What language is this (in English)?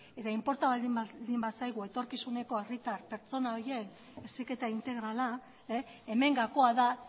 Basque